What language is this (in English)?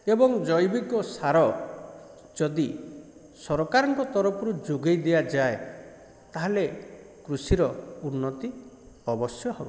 Odia